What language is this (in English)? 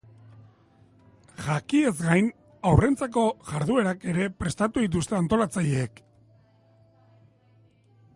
Basque